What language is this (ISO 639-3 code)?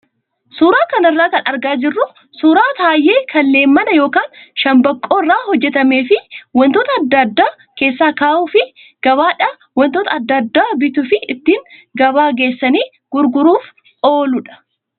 orm